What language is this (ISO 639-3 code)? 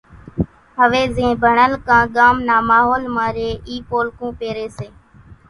gjk